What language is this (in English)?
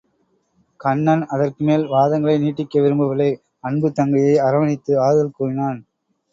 Tamil